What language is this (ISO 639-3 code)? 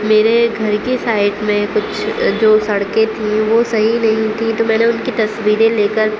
urd